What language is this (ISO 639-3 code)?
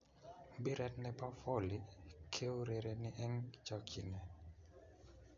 kln